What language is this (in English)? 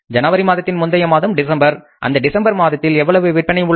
Tamil